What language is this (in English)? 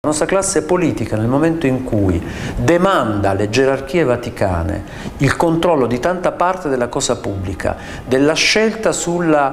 Italian